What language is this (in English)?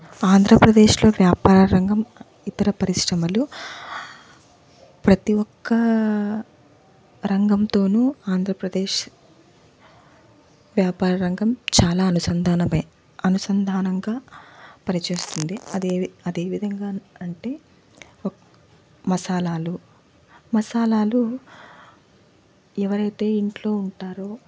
Telugu